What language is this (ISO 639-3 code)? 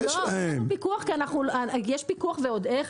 heb